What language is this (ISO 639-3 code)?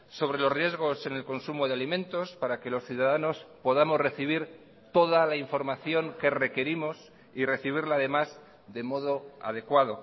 spa